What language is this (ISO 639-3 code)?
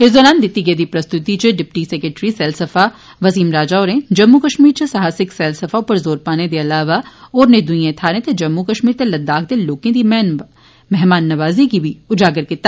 doi